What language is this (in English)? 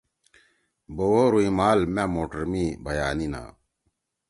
Torwali